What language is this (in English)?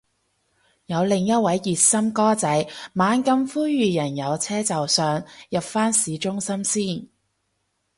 Cantonese